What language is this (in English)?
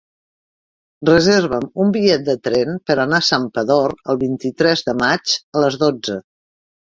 Catalan